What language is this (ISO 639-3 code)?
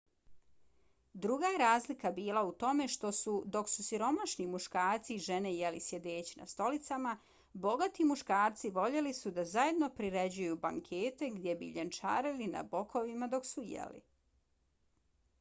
bos